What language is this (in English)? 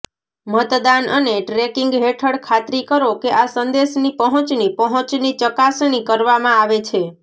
Gujarati